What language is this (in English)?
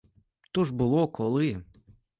Ukrainian